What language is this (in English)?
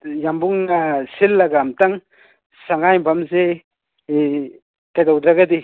Manipuri